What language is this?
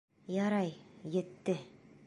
Bashkir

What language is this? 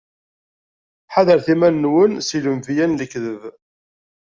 Kabyle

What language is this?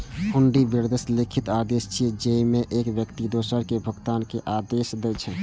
Maithili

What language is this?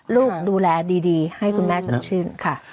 Thai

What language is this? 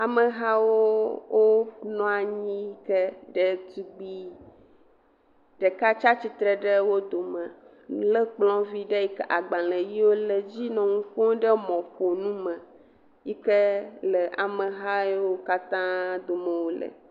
Ewe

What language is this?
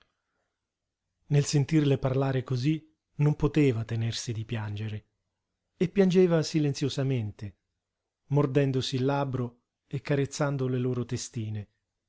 Italian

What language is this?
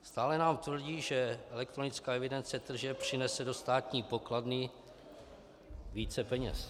Czech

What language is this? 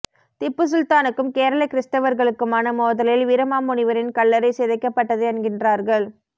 Tamil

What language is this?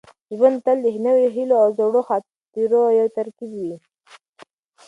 Pashto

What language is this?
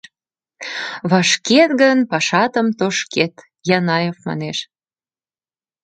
Mari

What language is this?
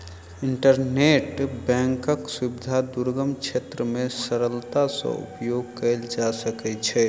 Maithili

